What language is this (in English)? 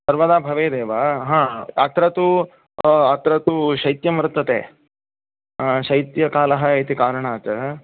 Sanskrit